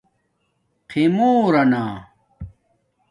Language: Domaaki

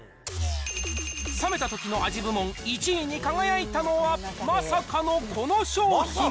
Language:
Japanese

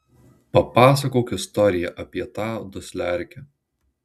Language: Lithuanian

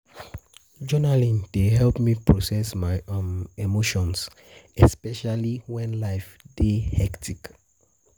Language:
Nigerian Pidgin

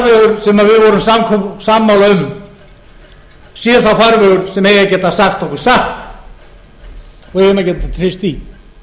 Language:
Icelandic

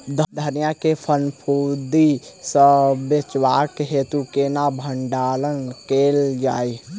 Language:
Maithili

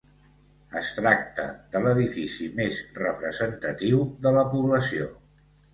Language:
Catalan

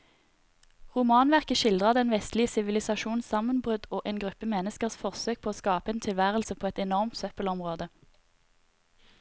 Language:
Norwegian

